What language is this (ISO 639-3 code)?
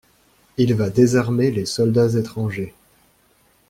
fra